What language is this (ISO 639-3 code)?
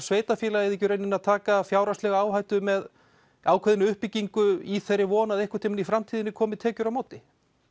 isl